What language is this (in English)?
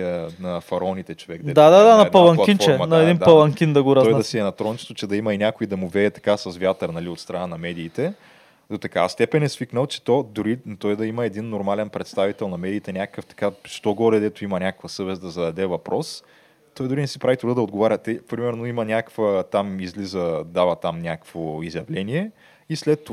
Bulgarian